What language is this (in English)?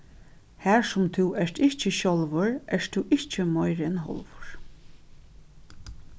Faroese